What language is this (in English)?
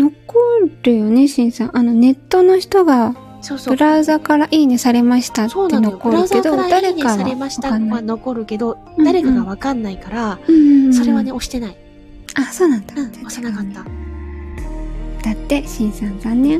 Japanese